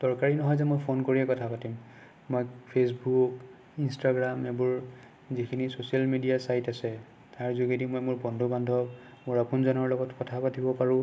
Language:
Assamese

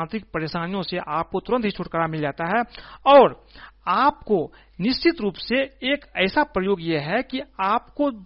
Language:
Hindi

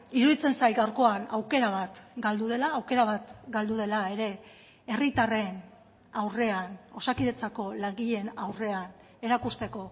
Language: Basque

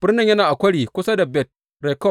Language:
Hausa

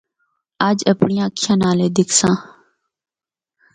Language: Northern Hindko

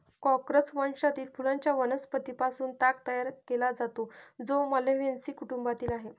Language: Marathi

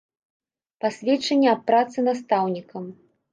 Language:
Belarusian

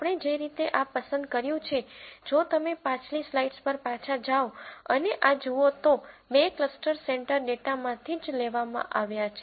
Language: Gujarati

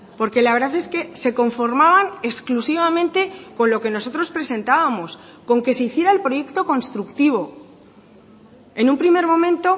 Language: Spanish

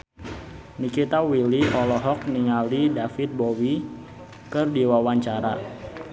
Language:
Sundanese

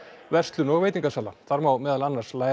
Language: Icelandic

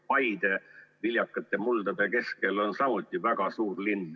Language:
Estonian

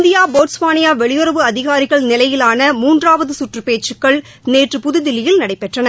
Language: Tamil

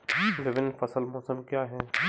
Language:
Hindi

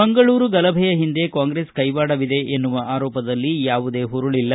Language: Kannada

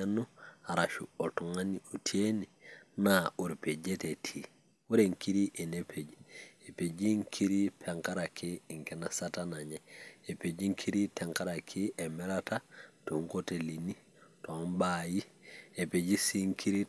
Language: Masai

